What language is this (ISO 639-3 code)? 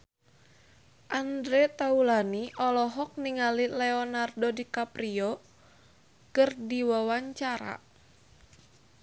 sun